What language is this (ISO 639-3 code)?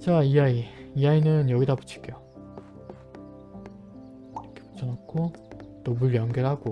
kor